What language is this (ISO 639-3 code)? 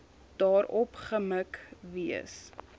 afr